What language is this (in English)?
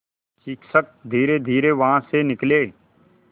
Hindi